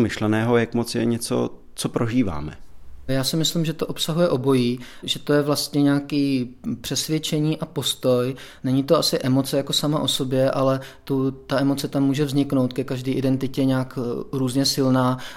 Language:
Czech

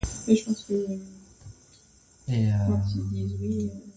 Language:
Baoulé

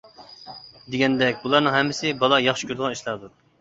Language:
Uyghur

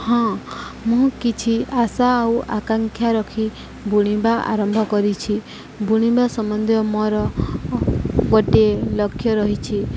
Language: Odia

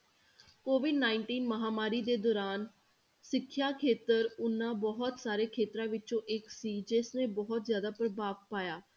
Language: Punjabi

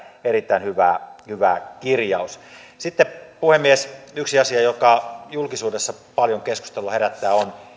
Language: Finnish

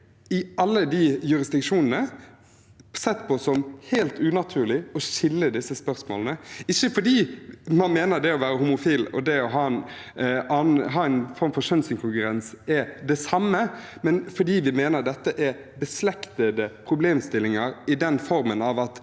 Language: Norwegian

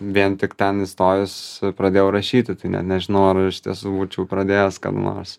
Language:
Lithuanian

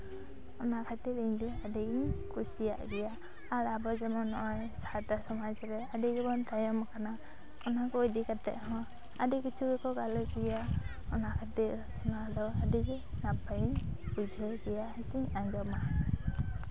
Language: Santali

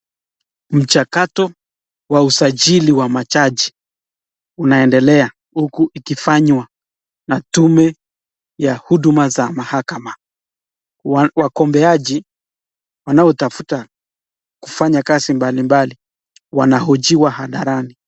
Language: Swahili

